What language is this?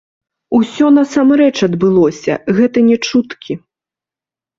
Belarusian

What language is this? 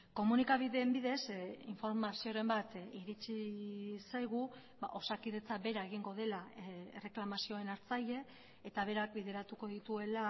Basque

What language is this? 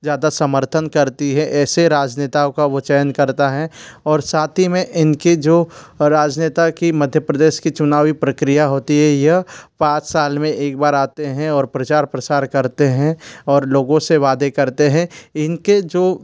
Hindi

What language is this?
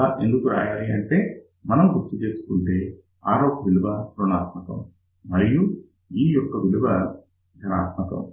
Telugu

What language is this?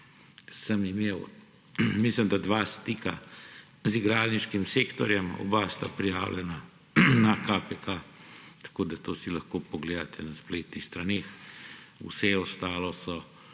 Slovenian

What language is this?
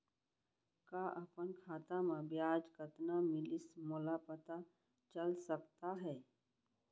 Chhattisgarhi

